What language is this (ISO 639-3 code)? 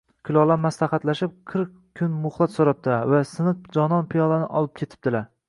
uzb